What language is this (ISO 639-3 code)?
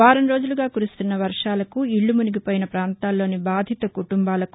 tel